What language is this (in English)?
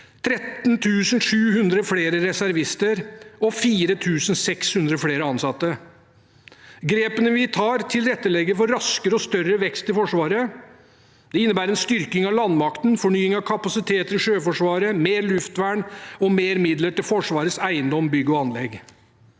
Norwegian